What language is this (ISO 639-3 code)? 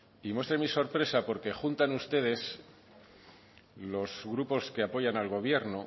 spa